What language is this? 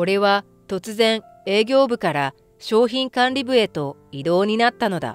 Japanese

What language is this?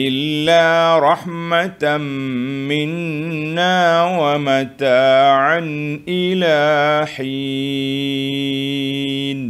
Malay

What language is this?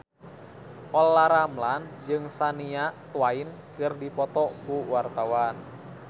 Sundanese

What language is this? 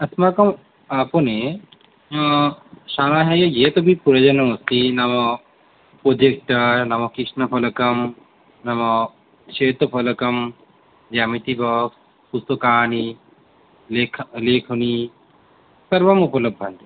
Sanskrit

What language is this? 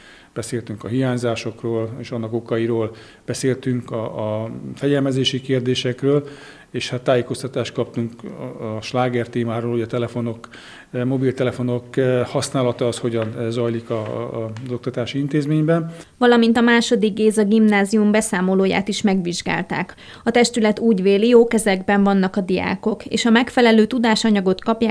Hungarian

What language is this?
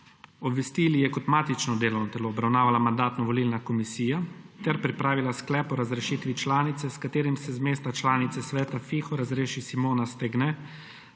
Slovenian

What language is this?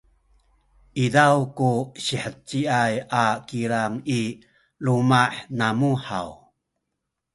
Sakizaya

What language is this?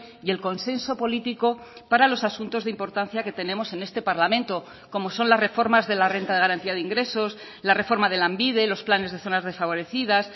Spanish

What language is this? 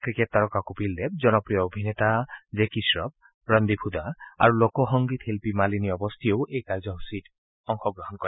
Assamese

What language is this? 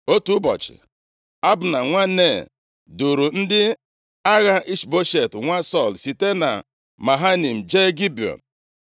Igbo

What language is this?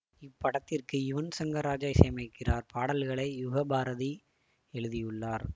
Tamil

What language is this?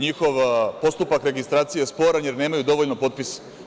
Serbian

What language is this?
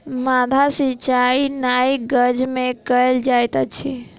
Maithili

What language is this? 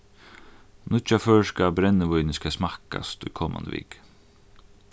Faroese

